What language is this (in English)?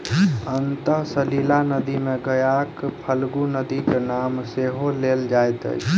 Maithili